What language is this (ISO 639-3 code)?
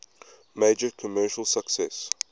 eng